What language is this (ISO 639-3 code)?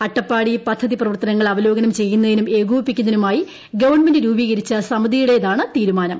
mal